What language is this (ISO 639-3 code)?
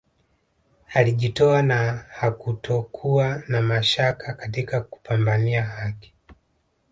swa